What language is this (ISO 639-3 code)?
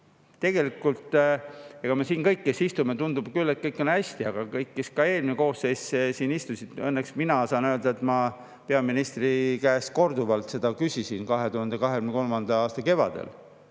est